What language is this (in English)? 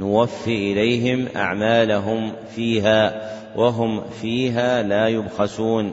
Arabic